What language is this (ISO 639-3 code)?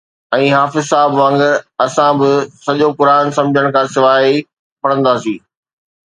snd